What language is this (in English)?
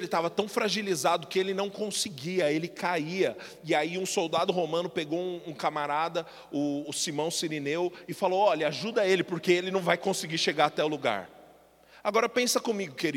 Portuguese